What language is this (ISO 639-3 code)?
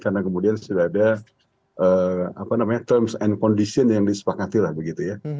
ind